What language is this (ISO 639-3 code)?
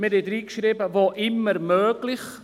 gsw